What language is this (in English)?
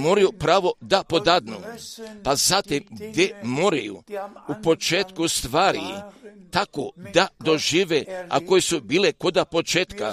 Croatian